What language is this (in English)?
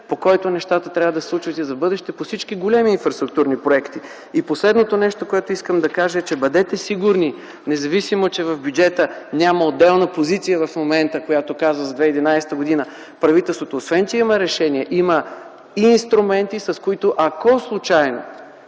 Bulgarian